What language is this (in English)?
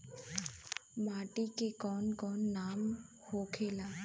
Bhojpuri